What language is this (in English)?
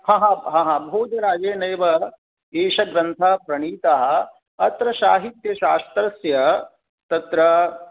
Sanskrit